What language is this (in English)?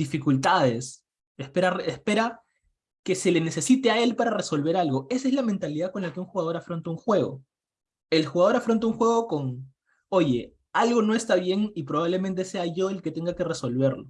Spanish